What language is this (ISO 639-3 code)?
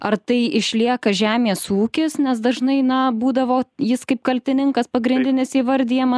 lit